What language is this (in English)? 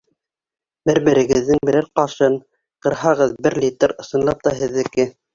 Bashkir